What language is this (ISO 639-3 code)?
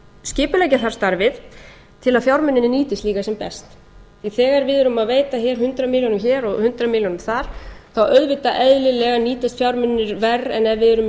isl